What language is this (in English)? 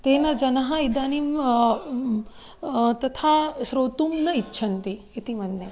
Sanskrit